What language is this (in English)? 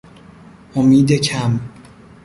Persian